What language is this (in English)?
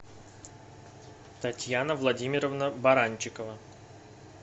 Russian